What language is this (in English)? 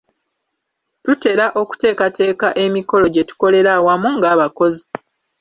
Ganda